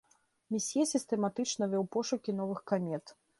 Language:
Belarusian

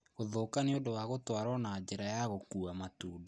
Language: Kikuyu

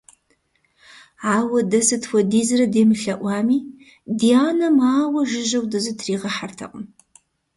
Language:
Kabardian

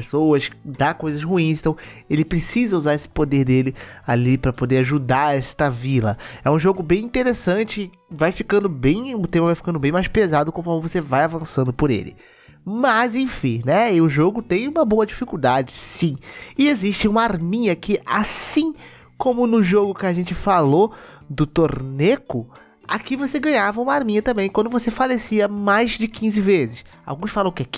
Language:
Portuguese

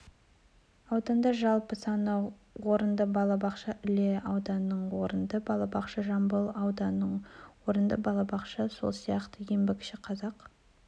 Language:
Kazakh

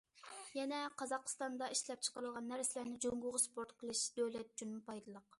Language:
Uyghur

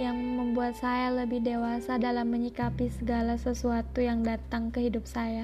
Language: Indonesian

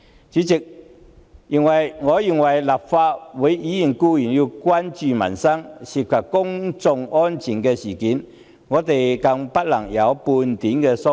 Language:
Cantonese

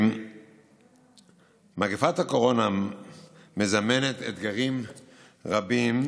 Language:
Hebrew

